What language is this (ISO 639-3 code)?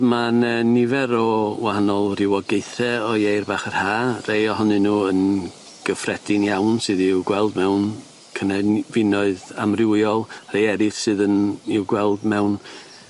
cym